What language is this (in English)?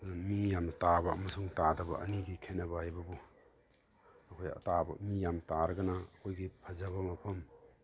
Manipuri